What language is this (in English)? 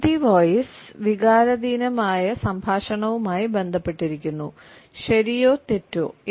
Malayalam